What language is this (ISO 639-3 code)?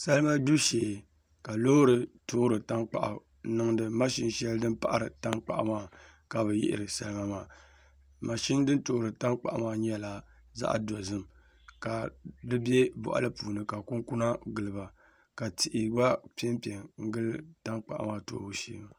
dag